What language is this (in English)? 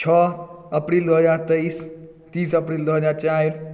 Maithili